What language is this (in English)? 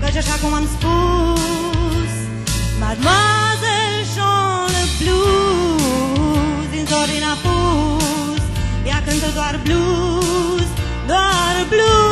Romanian